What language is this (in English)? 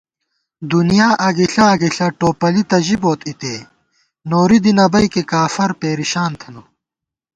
Gawar-Bati